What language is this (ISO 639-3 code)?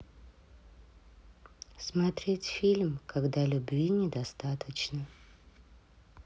rus